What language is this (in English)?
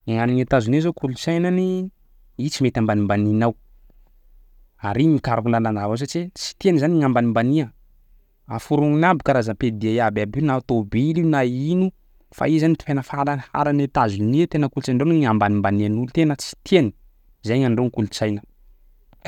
Sakalava Malagasy